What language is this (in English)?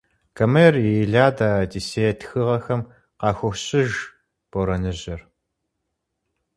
Kabardian